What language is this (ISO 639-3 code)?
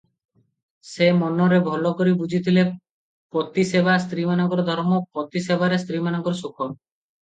ori